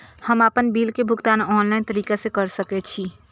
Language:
Maithili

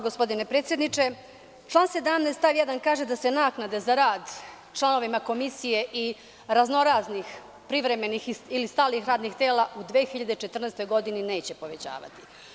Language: Serbian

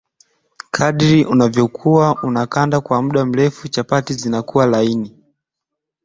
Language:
Swahili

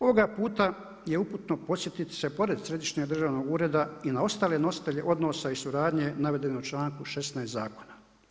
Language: Croatian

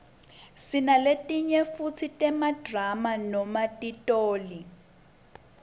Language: Swati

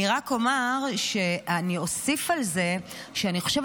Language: Hebrew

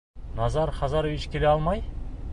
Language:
Bashkir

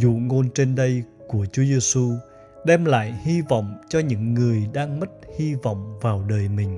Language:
Vietnamese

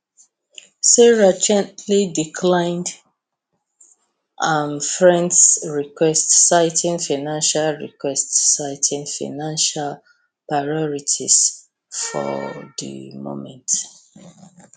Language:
Nigerian Pidgin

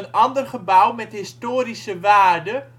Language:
Dutch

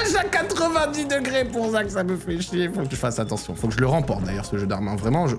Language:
French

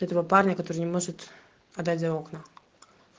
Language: Russian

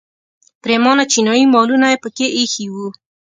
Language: Pashto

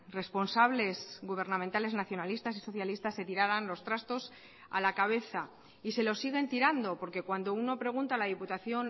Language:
Spanish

